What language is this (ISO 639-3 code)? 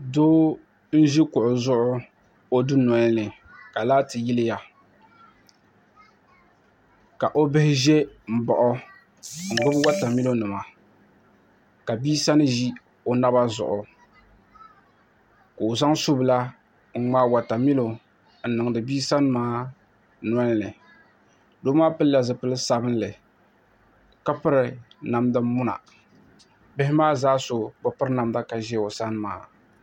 dag